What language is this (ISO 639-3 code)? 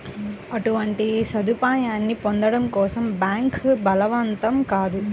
tel